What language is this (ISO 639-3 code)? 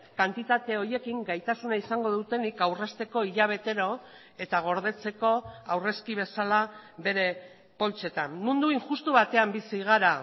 eus